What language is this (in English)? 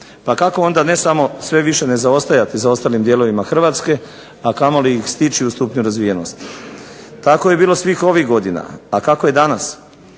Croatian